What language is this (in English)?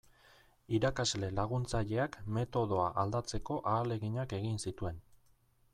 Basque